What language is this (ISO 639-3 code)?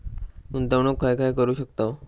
mar